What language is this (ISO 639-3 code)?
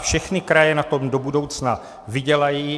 ces